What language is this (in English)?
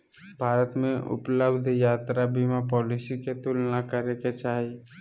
Magahi